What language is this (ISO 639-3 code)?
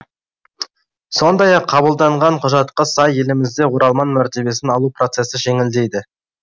kaz